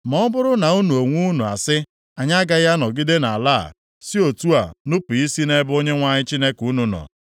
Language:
Igbo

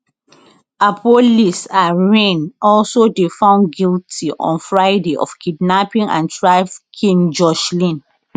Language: Nigerian Pidgin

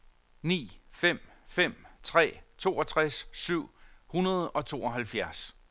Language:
Danish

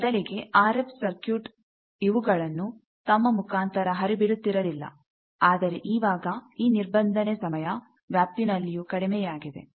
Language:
Kannada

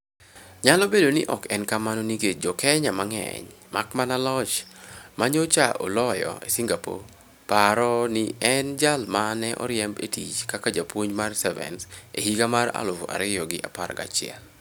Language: Luo (Kenya and Tanzania)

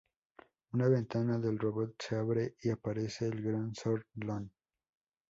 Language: Spanish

